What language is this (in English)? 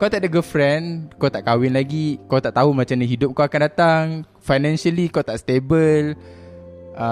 Malay